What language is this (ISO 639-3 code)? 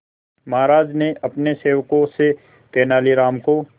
hin